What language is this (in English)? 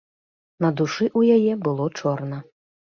Belarusian